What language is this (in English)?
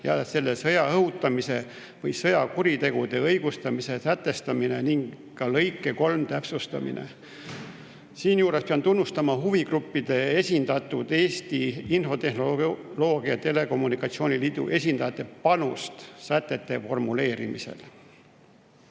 Estonian